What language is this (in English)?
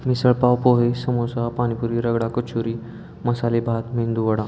Marathi